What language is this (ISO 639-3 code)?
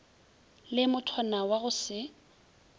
nso